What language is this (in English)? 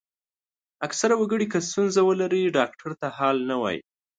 Pashto